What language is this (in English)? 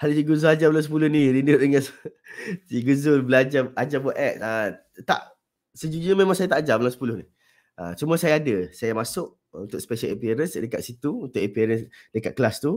Malay